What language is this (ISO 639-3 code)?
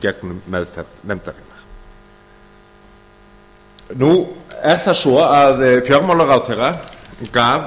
isl